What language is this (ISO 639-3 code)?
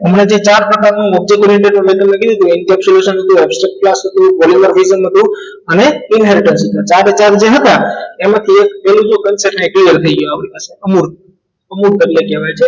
guj